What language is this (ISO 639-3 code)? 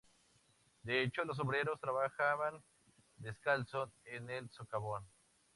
spa